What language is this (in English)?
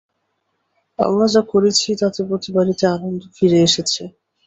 Bangla